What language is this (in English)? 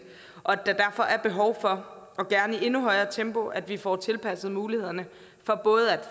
Danish